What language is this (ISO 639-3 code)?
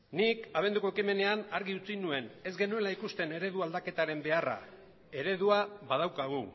eus